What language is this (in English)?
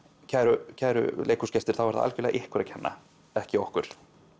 Icelandic